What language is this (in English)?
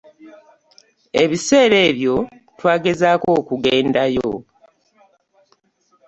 Ganda